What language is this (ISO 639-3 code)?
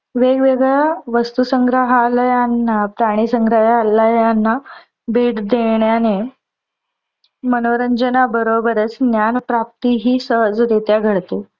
mar